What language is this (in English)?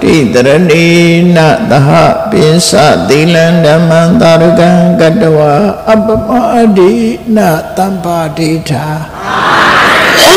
Thai